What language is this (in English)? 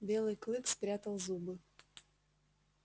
Russian